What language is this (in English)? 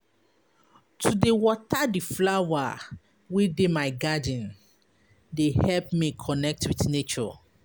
Nigerian Pidgin